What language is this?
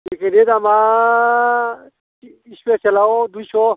Bodo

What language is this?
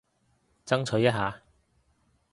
Cantonese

